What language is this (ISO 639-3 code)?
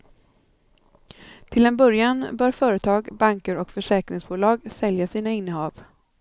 swe